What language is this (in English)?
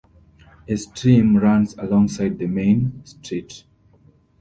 English